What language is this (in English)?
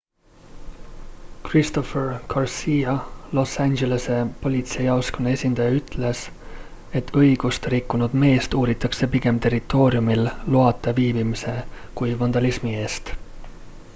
Estonian